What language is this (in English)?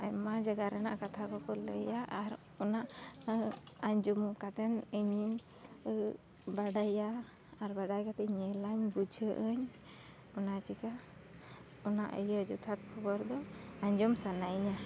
Santali